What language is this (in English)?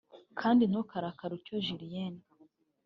Kinyarwanda